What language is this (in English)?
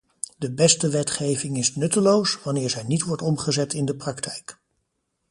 Dutch